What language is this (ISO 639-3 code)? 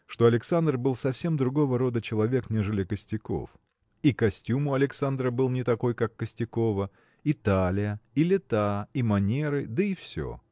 rus